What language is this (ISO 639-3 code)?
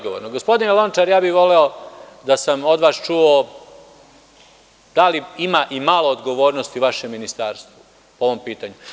srp